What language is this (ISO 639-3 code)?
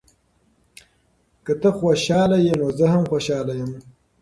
pus